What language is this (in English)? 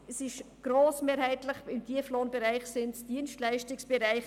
Swiss German